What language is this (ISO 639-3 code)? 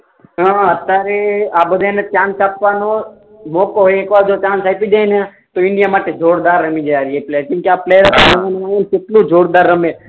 guj